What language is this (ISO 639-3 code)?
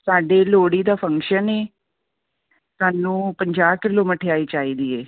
pan